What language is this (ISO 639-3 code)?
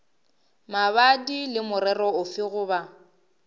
nso